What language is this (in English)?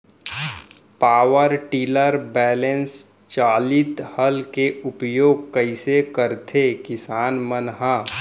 Chhattisgarhi